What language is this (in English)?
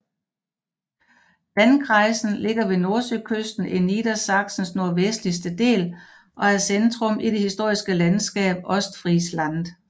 Danish